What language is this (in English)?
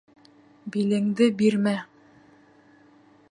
Bashkir